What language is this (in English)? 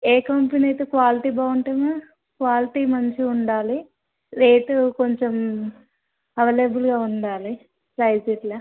Telugu